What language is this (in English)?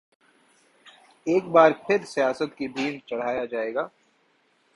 Urdu